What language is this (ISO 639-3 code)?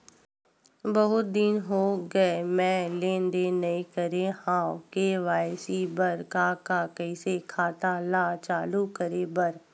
hne